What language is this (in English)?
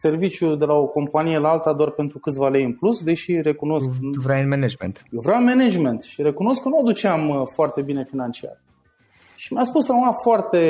Romanian